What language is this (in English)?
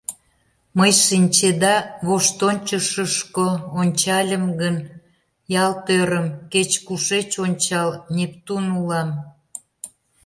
Mari